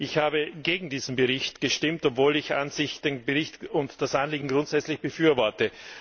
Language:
German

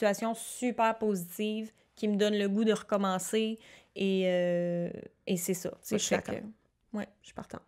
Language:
French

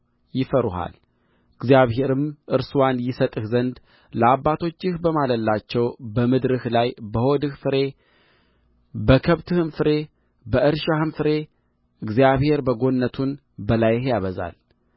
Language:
Amharic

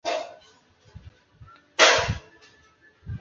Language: Chinese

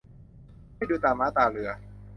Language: Thai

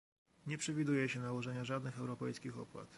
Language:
Polish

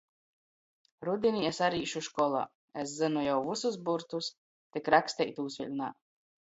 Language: Latgalian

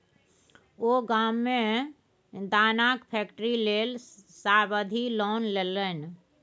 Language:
Maithili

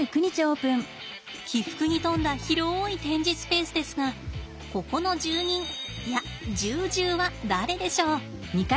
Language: Japanese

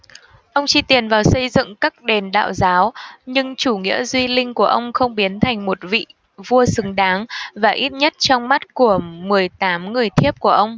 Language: Vietnamese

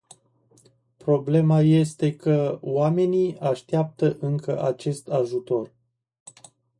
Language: Romanian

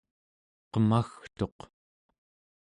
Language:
Central Yupik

